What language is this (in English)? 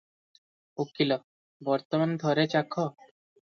Odia